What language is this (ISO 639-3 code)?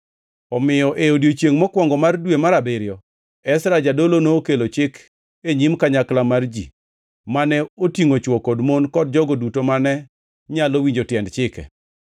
luo